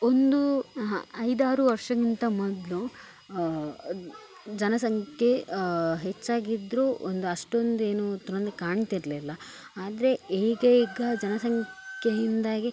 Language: Kannada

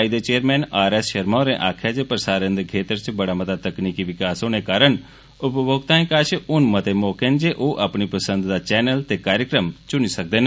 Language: Dogri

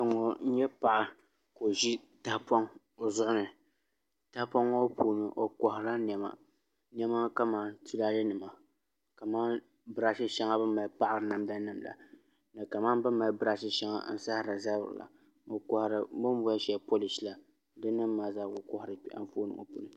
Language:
Dagbani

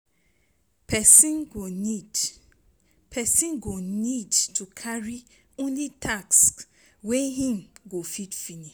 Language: Nigerian Pidgin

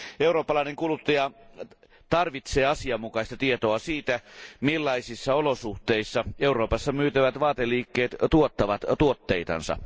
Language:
Finnish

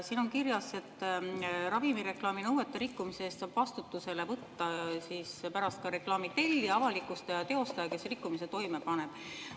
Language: Estonian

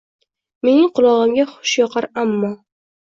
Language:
Uzbek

